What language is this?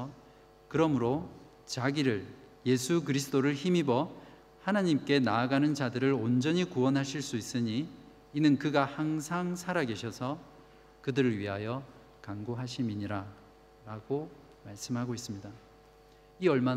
Korean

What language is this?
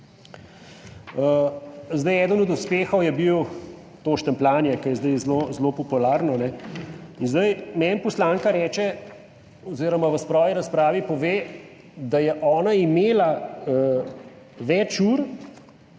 Slovenian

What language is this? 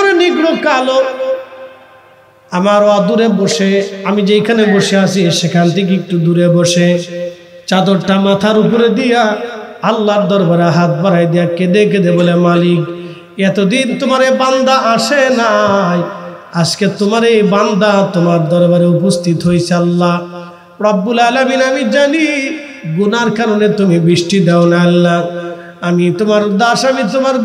Arabic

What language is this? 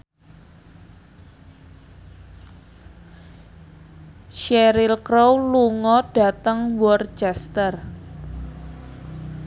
Javanese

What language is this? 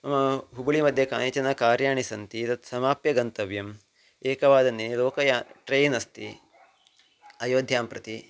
Sanskrit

